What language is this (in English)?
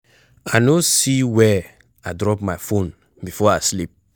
Nigerian Pidgin